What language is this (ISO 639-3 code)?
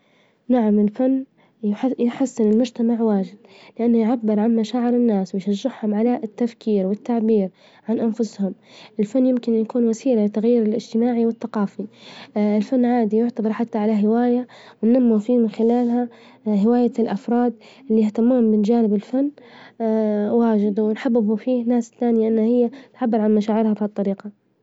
ayl